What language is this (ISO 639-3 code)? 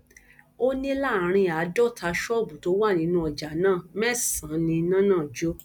yor